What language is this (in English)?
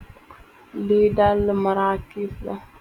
Wolof